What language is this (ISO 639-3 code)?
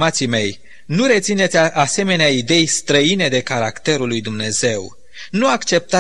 ron